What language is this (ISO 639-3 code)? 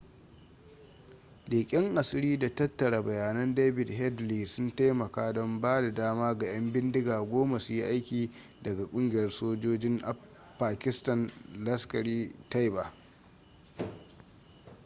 hau